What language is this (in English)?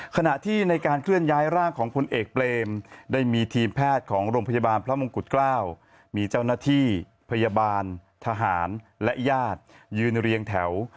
Thai